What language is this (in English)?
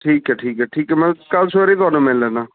Punjabi